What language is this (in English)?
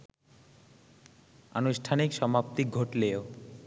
Bangla